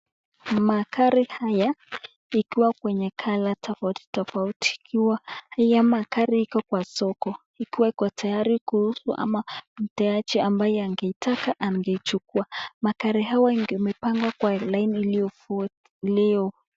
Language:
Swahili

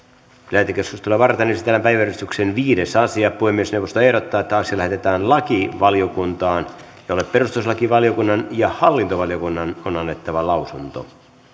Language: Finnish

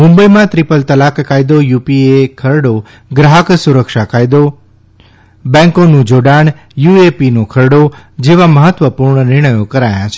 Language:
Gujarati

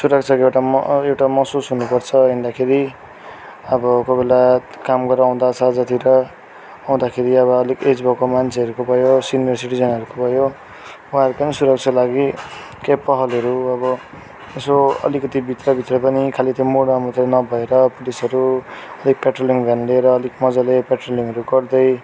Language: Nepali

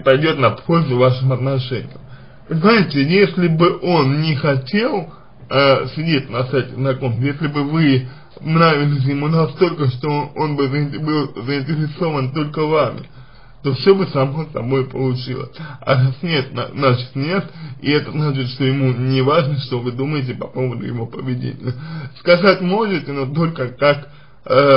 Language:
Russian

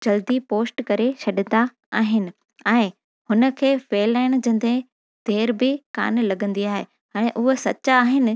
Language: Sindhi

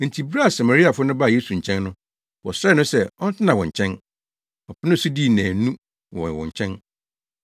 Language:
Akan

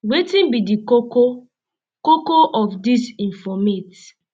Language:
Nigerian Pidgin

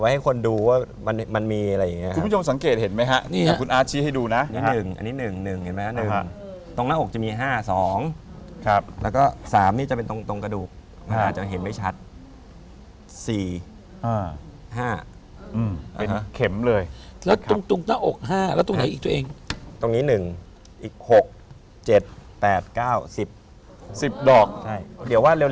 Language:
Thai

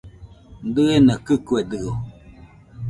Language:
Nüpode Huitoto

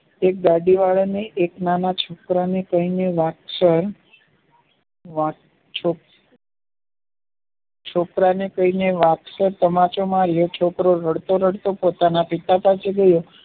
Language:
Gujarati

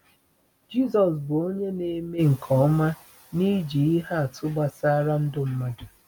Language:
Igbo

